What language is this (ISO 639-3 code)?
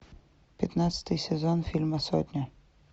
rus